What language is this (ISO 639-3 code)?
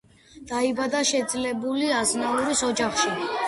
kat